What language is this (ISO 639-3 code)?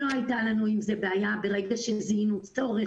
heb